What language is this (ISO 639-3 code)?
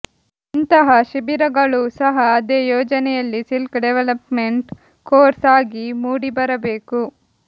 kan